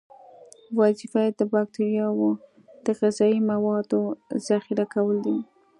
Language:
Pashto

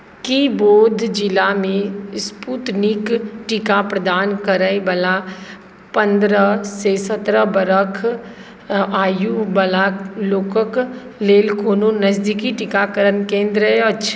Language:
Maithili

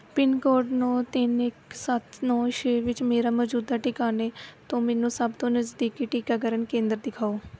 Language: Punjabi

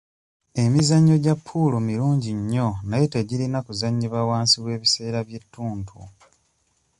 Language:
Ganda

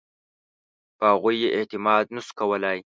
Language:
Pashto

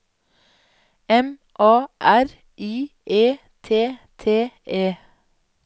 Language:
Norwegian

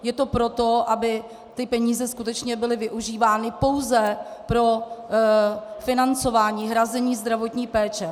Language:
Czech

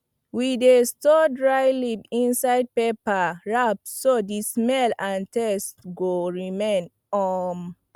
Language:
Nigerian Pidgin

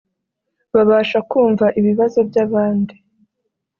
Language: Kinyarwanda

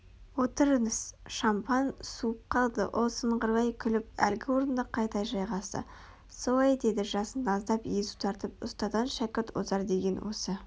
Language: Kazakh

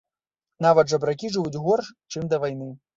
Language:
Belarusian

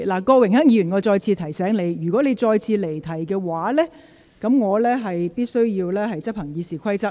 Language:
Cantonese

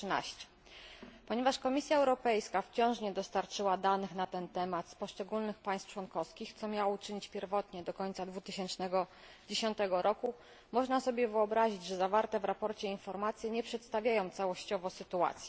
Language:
Polish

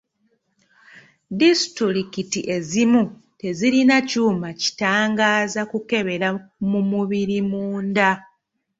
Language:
Ganda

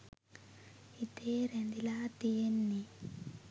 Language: Sinhala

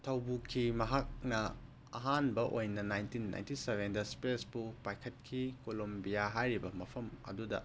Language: Manipuri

